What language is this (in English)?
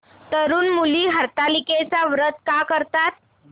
Marathi